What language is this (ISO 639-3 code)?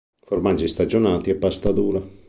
ita